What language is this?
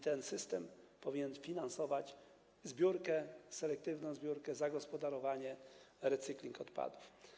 Polish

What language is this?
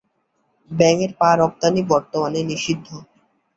Bangla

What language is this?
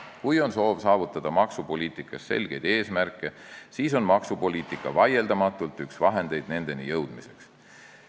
Estonian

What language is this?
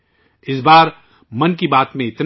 Urdu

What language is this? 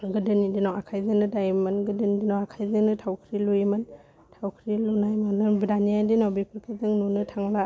Bodo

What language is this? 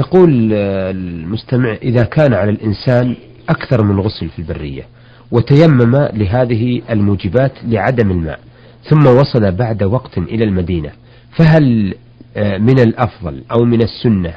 Arabic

